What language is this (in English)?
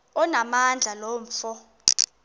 Xhosa